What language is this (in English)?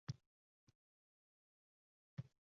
Uzbek